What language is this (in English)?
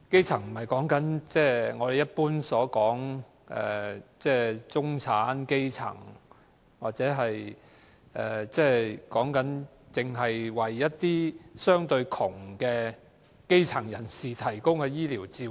Cantonese